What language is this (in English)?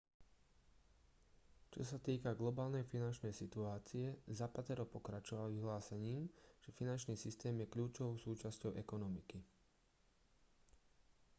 Slovak